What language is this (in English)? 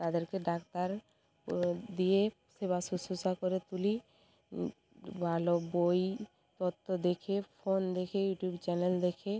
Bangla